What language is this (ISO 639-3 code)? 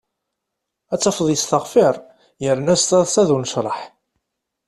kab